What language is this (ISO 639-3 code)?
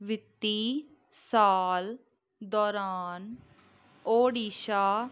pan